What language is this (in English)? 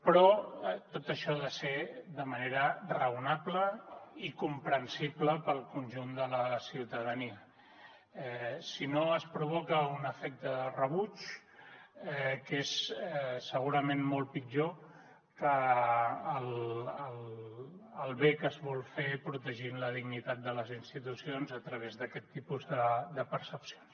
Catalan